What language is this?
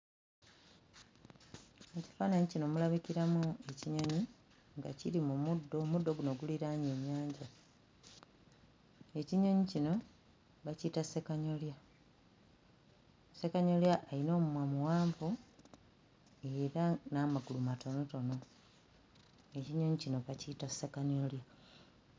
Ganda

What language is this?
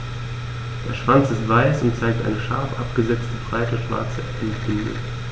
German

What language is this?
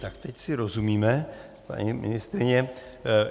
Czech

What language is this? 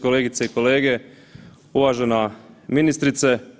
Croatian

